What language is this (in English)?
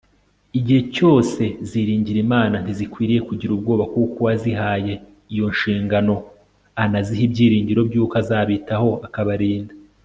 Kinyarwanda